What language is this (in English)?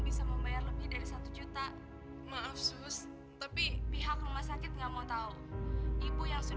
Indonesian